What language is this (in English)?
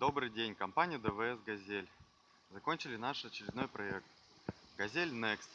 Russian